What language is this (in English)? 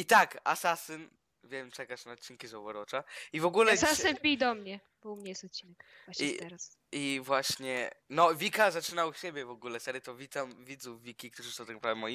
Polish